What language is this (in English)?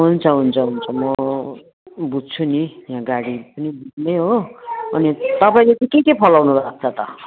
Nepali